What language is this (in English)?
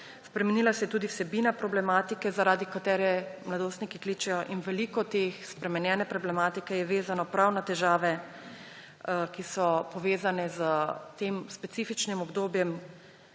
Slovenian